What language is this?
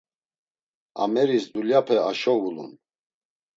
Laz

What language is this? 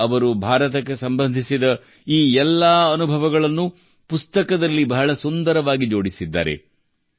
Kannada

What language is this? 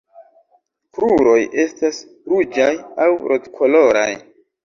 Esperanto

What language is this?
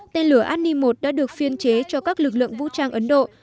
Vietnamese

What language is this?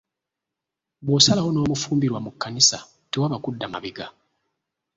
Ganda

